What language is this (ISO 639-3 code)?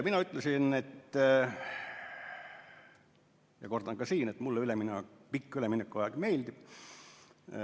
est